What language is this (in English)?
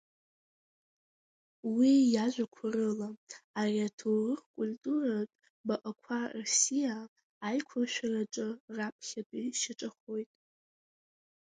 Abkhazian